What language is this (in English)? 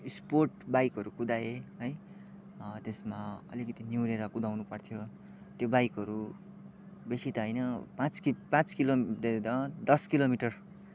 Nepali